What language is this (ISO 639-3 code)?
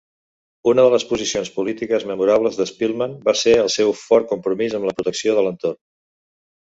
cat